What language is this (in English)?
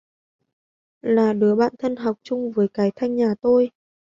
Vietnamese